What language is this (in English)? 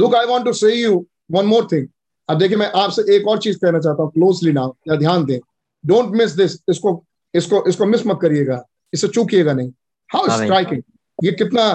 Hindi